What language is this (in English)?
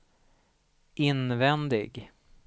Swedish